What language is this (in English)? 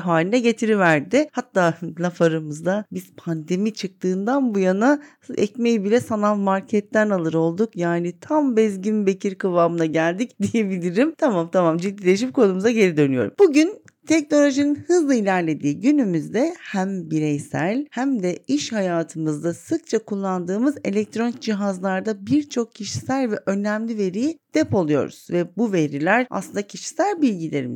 Turkish